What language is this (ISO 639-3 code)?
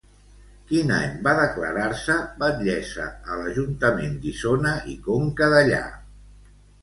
cat